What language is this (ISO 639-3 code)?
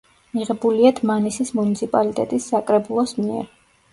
kat